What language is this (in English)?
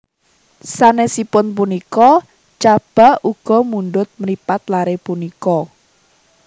Javanese